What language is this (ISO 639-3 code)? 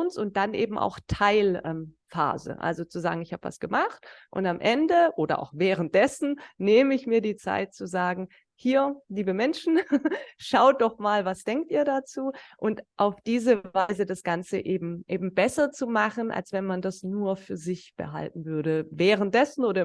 deu